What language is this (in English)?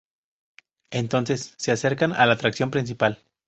Spanish